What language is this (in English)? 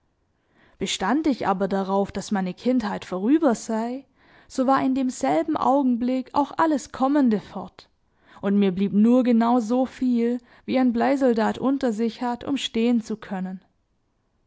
German